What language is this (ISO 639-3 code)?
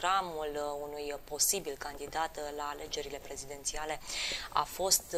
ron